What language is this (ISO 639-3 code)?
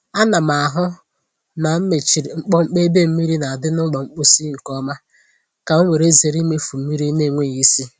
ibo